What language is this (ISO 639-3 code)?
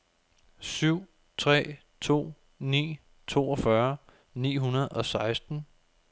dan